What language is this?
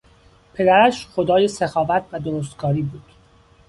Persian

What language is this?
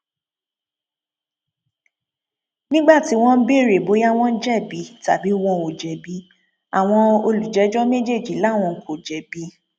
Yoruba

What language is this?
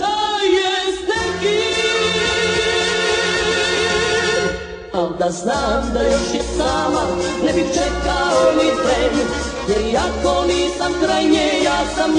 Romanian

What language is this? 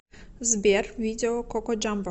Russian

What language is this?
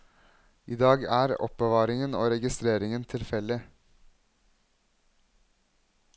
Norwegian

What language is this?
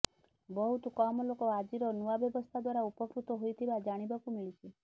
Odia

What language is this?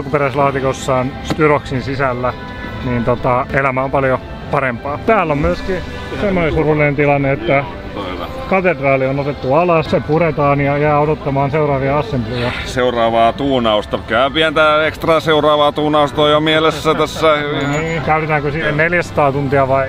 Finnish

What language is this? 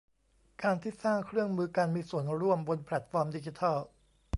Thai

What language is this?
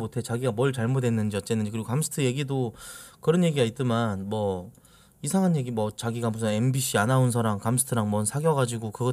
Korean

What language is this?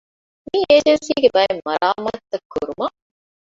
Divehi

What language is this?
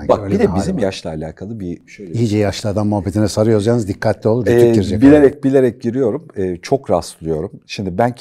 Turkish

